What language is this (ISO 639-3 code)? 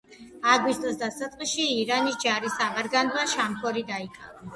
kat